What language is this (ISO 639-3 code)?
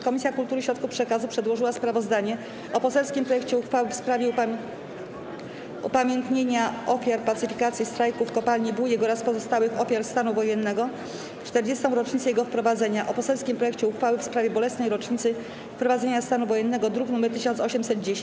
pol